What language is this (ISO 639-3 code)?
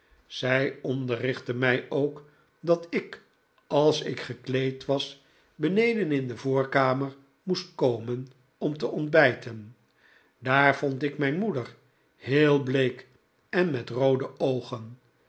nld